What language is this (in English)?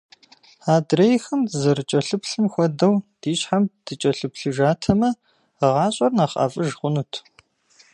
Kabardian